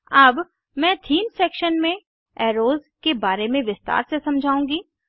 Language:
Hindi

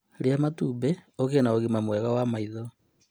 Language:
Kikuyu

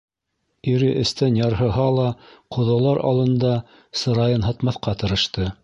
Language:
Bashkir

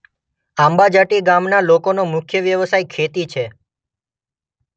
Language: Gujarati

